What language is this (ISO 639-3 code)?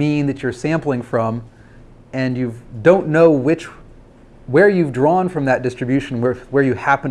eng